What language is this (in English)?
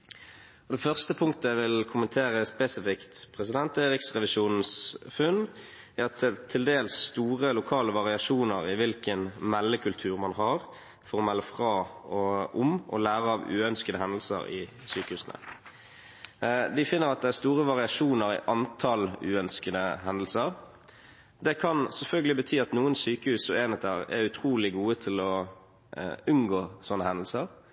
Norwegian Bokmål